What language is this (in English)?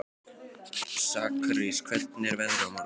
Icelandic